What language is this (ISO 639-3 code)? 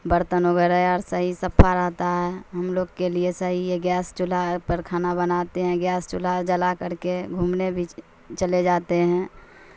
urd